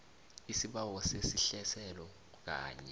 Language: South Ndebele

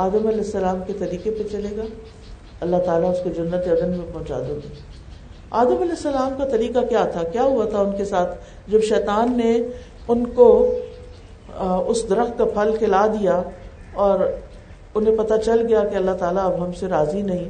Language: Urdu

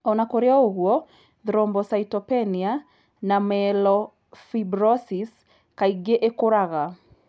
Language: Kikuyu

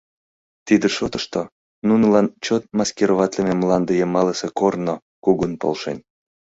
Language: Mari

